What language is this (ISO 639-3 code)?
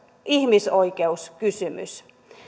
fin